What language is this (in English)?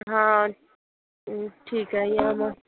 Marathi